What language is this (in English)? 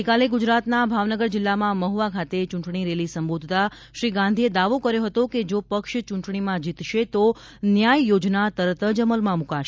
Gujarati